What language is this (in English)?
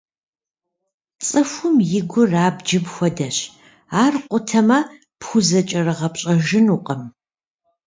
Kabardian